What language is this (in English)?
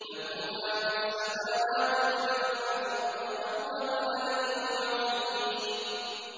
Arabic